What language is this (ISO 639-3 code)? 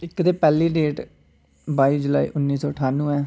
doi